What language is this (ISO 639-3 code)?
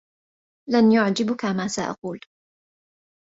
ara